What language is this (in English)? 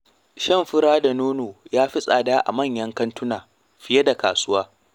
Hausa